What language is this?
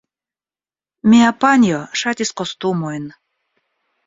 Esperanto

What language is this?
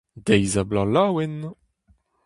Breton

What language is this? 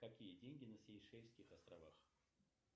Russian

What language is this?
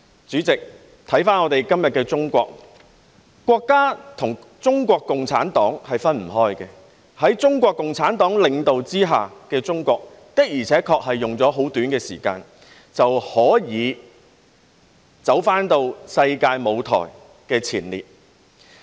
Cantonese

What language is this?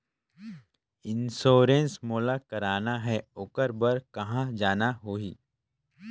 Chhattisgarhi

